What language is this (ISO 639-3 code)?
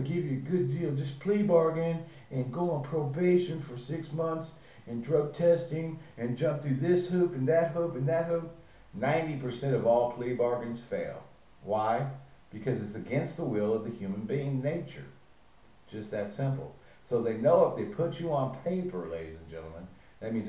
eng